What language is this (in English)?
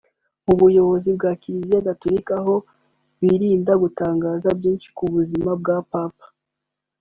Kinyarwanda